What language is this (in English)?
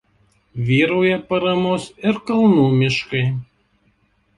Lithuanian